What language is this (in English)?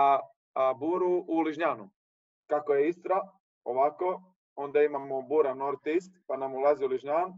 Croatian